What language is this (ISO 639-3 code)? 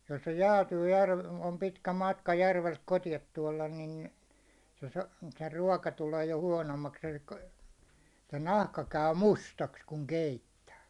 fin